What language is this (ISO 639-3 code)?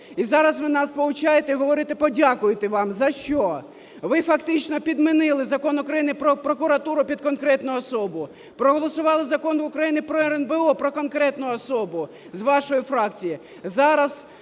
ukr